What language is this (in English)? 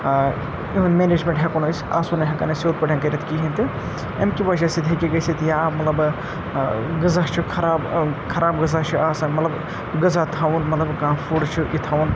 Kashmiri